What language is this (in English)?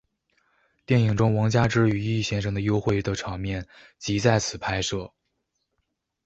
Chinese